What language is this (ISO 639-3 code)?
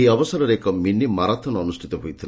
ori